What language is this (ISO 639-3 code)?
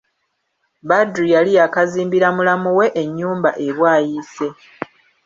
lug